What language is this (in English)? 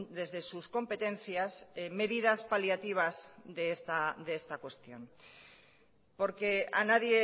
Spanish